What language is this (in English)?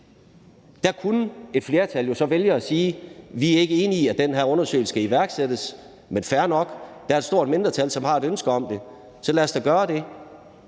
Danish